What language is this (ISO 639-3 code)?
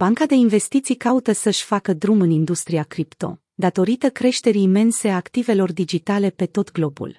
ron